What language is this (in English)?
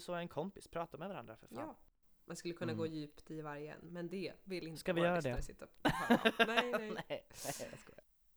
Swedish